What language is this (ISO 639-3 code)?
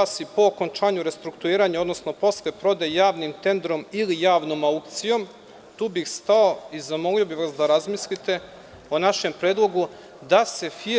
srp